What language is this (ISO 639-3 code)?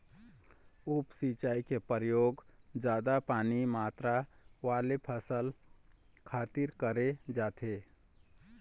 hne